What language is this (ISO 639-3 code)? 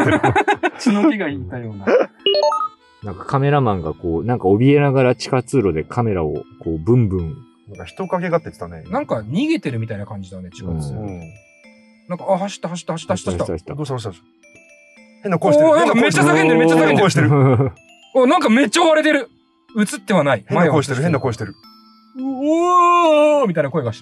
jpn